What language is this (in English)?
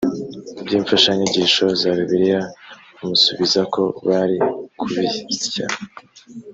Kinyarwanda